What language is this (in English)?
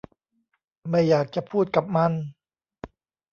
Thai